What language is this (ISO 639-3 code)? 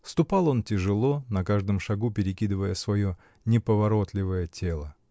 rus